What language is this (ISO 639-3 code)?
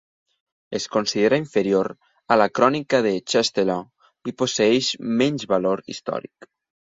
cat